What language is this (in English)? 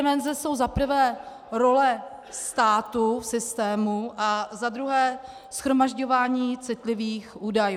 Czech